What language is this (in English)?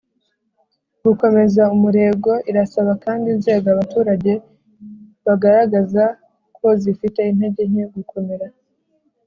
Kinyarwanda